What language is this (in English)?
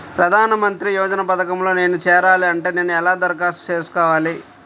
Telugu